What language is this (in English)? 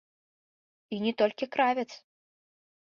Belarusian